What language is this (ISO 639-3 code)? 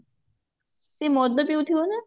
ori